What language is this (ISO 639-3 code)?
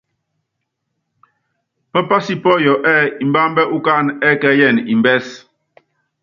yav